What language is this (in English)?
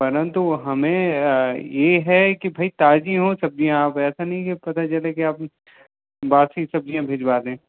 Hindi